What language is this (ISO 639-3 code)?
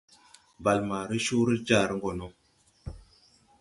tui